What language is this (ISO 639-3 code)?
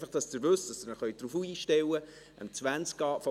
gsw